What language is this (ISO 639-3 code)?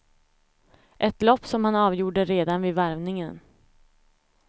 swe